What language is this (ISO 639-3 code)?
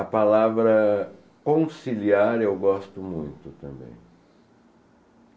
por